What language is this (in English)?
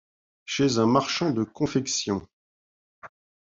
French